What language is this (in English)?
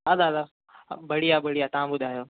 Sindhi